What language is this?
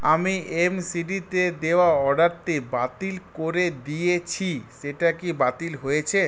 Bangla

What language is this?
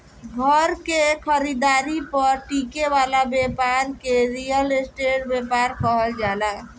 Bhojpuri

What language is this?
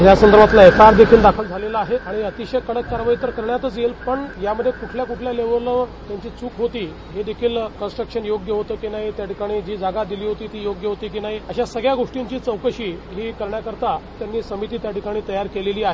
Marathi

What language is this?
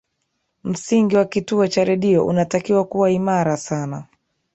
Swahili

